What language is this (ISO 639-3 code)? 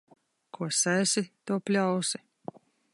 lav